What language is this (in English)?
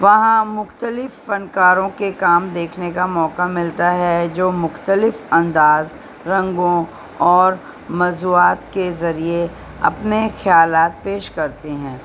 Urdu